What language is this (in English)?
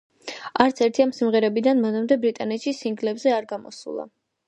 Georgian